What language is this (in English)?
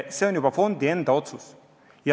Estonian